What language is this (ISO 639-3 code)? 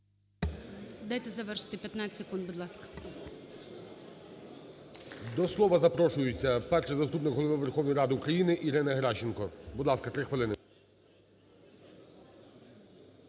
ukr